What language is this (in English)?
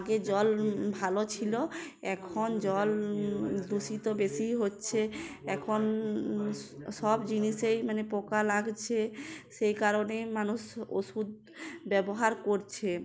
Bangla